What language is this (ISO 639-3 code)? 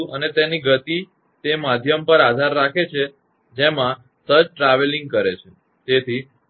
guj